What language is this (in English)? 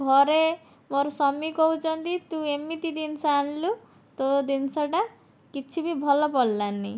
Odia